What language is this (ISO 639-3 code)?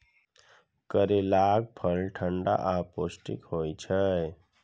mai